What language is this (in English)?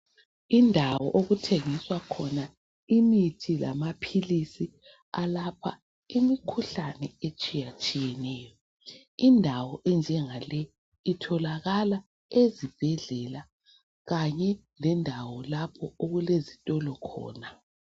North Ndebele